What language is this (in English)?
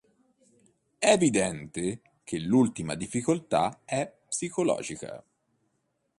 Italian